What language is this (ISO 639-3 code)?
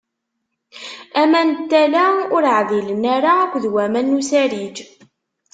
kab